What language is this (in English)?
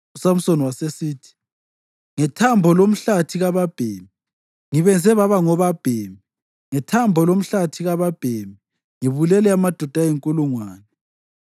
North Ndebele